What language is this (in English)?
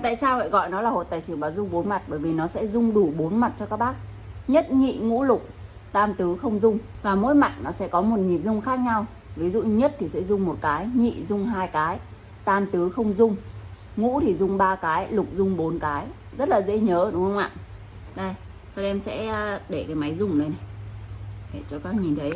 Vietnamese